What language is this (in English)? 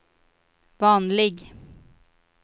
Swedish